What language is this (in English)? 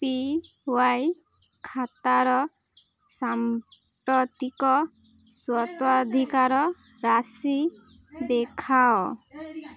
Odia